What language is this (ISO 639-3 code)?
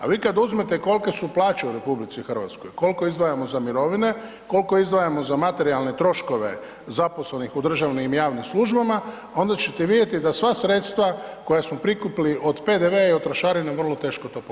hrv